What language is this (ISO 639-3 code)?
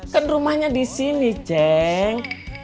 ind